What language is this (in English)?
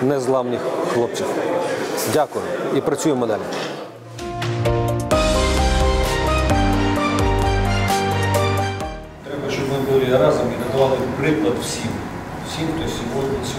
Ukrainian